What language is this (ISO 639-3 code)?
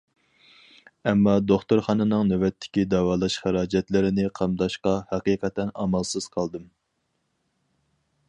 uig